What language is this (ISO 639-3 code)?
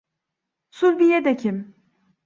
tur